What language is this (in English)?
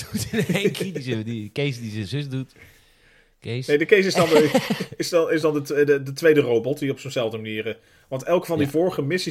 Dutch